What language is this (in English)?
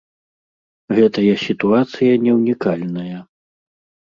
Belarusian